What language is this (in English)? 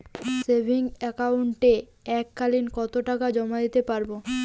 Bangla